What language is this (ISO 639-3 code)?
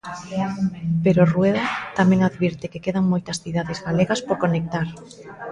glg